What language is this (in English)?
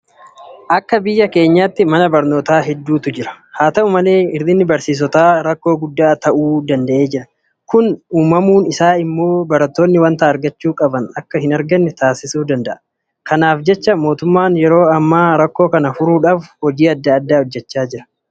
Oromo